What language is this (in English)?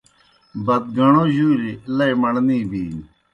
Kohistani Shina